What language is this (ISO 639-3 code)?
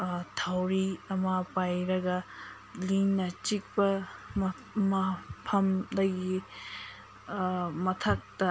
mni